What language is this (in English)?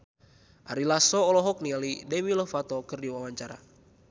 Sundanese